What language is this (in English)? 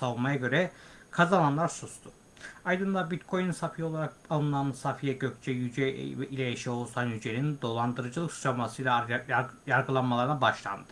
Turkish